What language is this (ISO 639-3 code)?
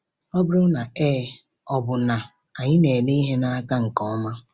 ibo